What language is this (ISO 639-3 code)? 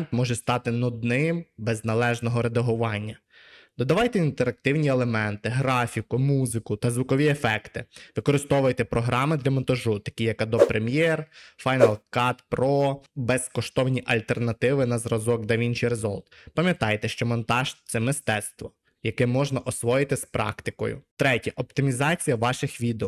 ukr